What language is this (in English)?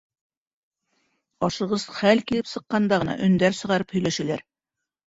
Bashkir